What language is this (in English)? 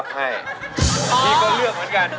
Thai